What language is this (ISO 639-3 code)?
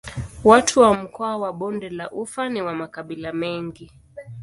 swa